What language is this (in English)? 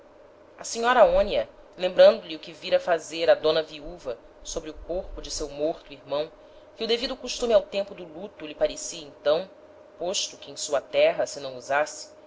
Portuguese